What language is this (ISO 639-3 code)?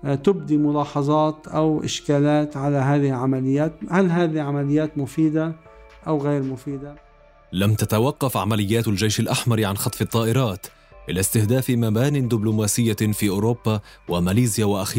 ara